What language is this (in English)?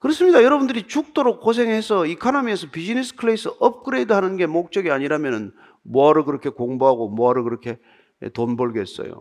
Korean